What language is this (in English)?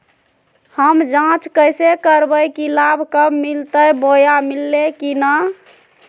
Magahi